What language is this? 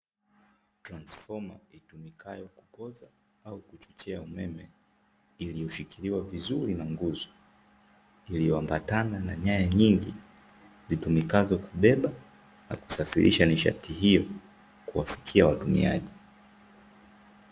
Swahili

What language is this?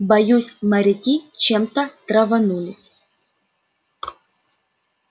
Russian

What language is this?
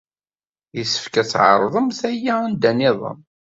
Kabyle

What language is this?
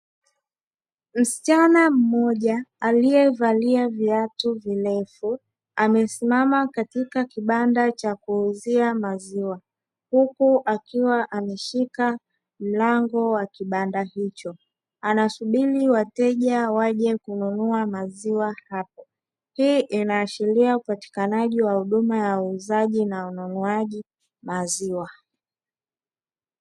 Swahili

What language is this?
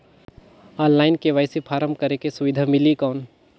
Chhattisgarhi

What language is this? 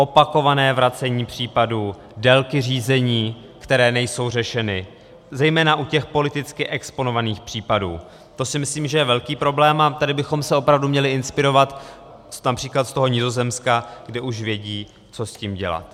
Czech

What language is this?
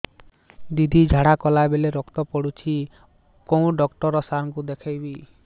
Odia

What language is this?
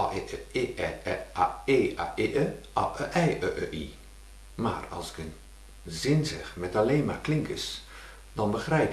Dutch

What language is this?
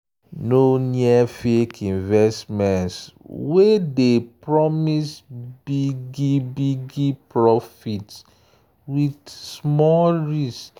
Nigerian Pidgin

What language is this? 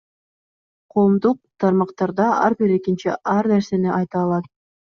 Kyrgyz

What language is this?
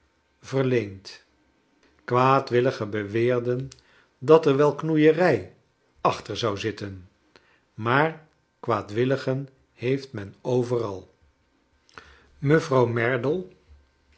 Dutch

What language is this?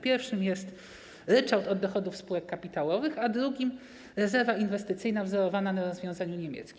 Polish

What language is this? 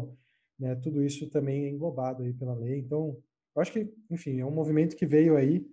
Portuguese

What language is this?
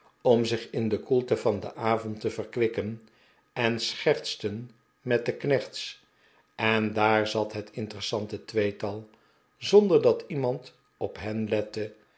Dutch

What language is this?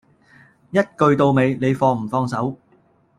Cantonese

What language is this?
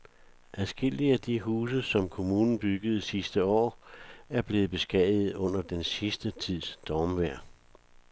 Danish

